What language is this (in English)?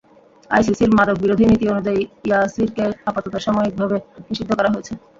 Bangla